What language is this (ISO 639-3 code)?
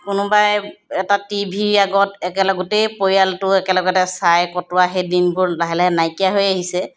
asm